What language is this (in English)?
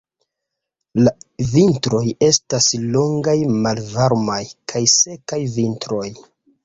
Esperanto